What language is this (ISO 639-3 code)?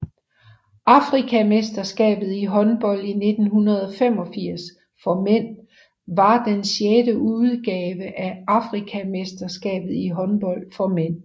dan